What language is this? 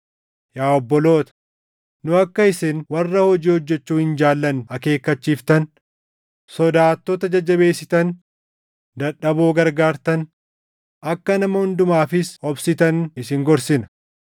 Oromo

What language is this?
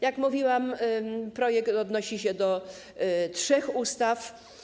Polish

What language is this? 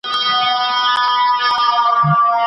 Pashto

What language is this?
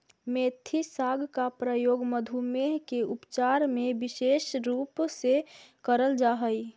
Magahi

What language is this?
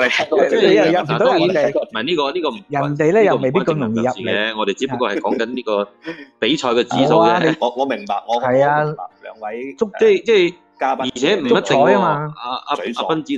Chinese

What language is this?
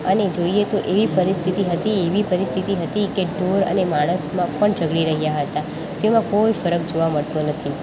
Gujarati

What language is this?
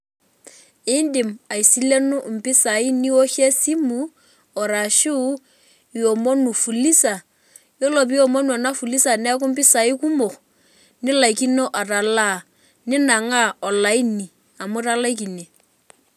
Masai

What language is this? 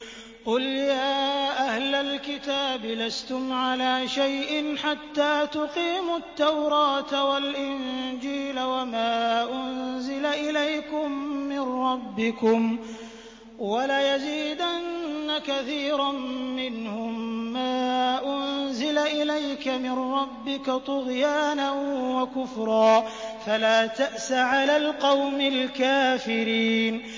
Arabic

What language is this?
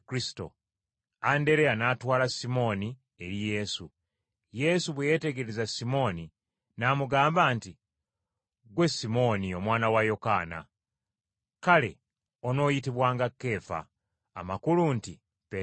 Ganda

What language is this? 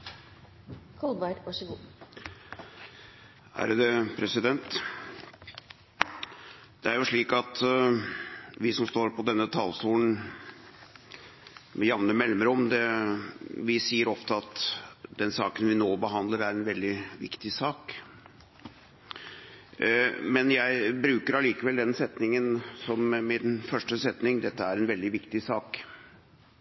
Norwegian Bokmål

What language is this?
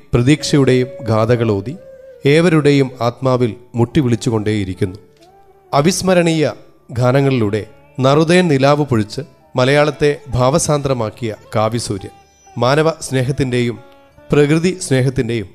Malayalam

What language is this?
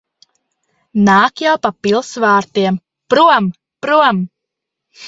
Latvian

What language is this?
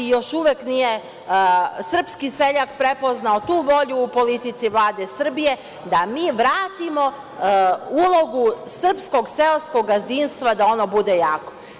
Serbian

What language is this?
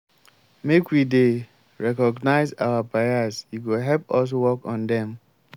Nigerian Pidgin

